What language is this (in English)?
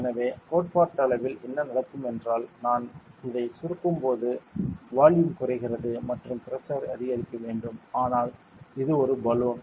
Tamil